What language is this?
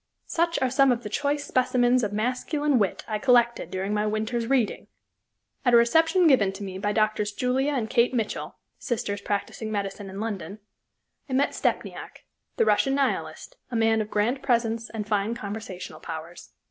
English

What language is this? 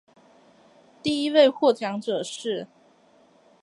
Chinese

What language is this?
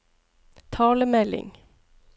Norwegian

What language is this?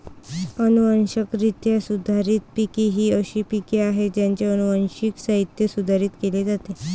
Marathi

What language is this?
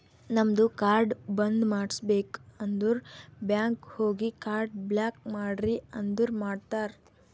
Kannada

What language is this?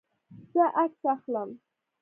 Pashto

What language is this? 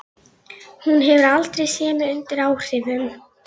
Icelandic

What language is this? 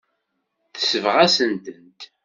Kabyle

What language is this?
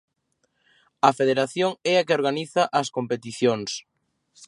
Galician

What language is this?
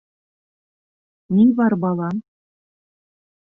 Bashkir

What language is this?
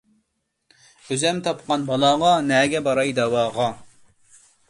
Uyghur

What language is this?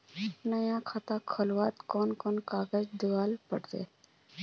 Magahi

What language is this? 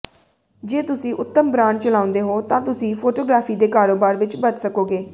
Punjabi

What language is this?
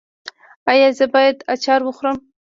Pashto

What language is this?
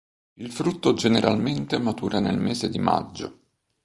Italian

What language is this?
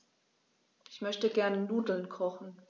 German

